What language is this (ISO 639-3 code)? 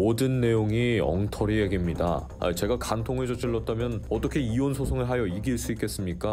kor